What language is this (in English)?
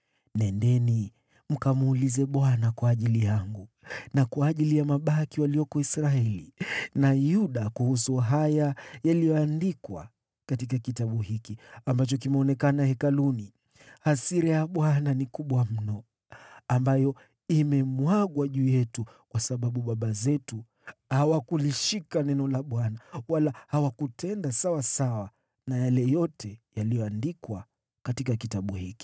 Swahili